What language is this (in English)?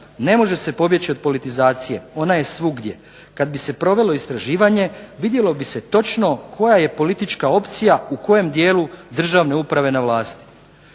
Croatian